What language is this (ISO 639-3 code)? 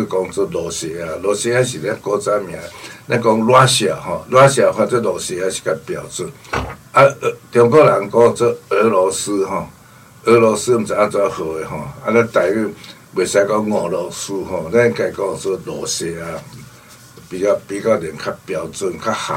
zho